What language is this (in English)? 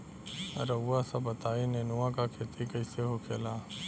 Bhojpuri